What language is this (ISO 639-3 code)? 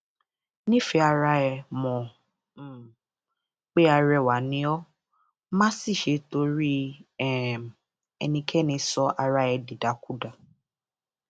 yor